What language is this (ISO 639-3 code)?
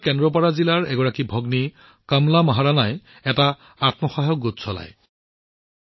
asm